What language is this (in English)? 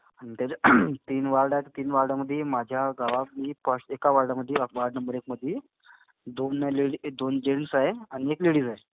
Marathi